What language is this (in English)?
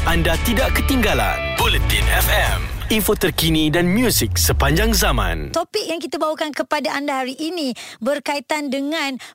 Malay